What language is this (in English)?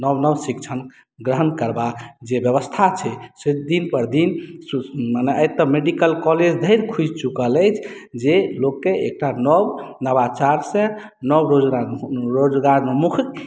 Maithili